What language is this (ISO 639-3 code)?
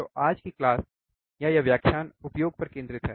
hin